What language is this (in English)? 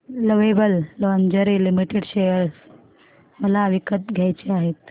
Marathi